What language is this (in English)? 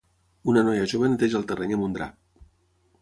Catalan